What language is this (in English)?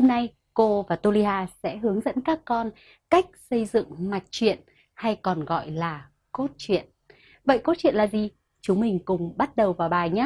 Vietnamese